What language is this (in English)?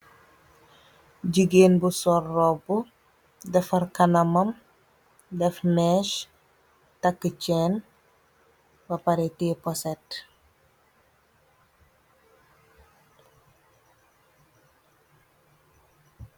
Wolof